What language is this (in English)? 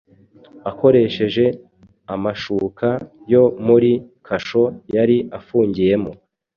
Kinyarwanda